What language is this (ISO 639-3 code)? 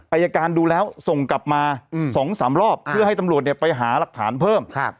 tha